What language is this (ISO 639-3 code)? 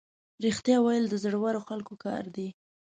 pus